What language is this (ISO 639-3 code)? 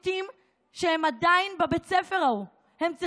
heb